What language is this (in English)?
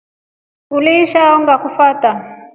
Rombo